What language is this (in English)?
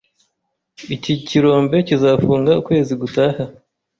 Kinyarwanda